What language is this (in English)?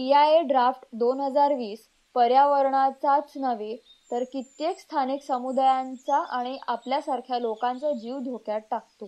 Marathi